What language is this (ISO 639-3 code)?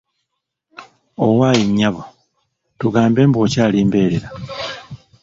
lug